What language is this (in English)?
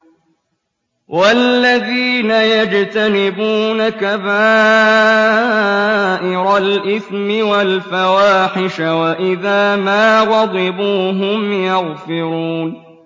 Arabic